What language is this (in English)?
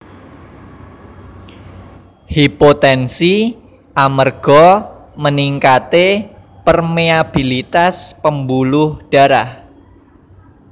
Javanese